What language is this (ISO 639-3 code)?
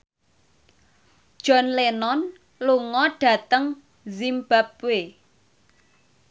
jav